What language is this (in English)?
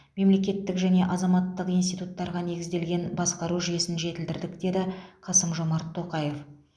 Kazakh